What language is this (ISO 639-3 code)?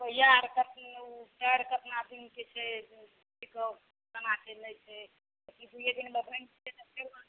mai